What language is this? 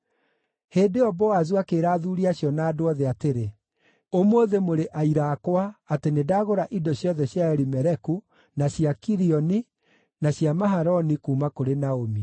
Kikuyu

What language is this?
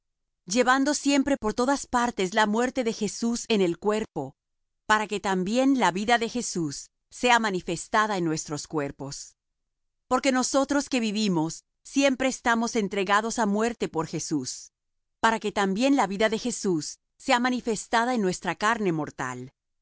Spanish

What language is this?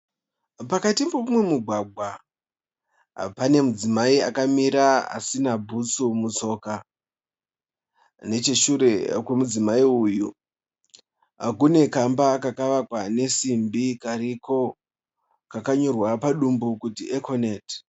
Shona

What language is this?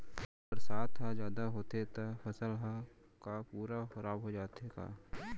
Chhattisgarhi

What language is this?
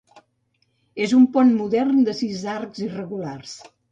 Catalan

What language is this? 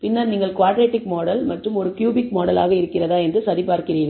Tamil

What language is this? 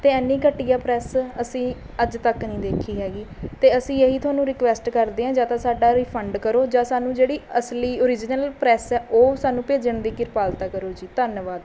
Punjabi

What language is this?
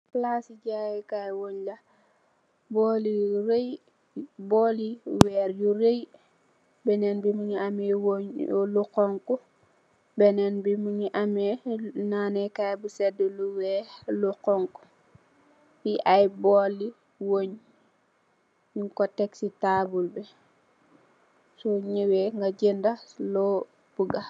Wolof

